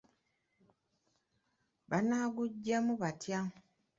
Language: Ganda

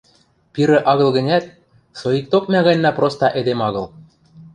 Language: Western Mari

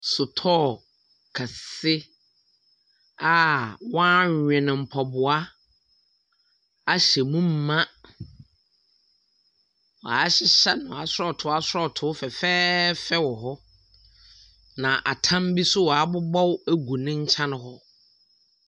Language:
Akan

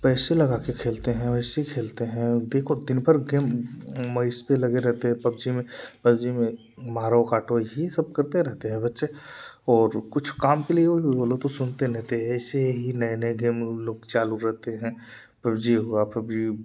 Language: Hindi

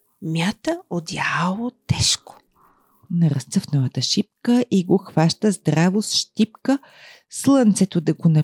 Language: Bulgarian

